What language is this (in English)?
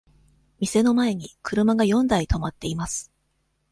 Japanese